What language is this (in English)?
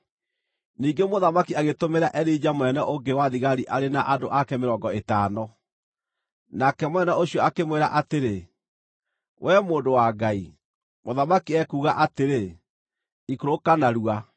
Kikuyu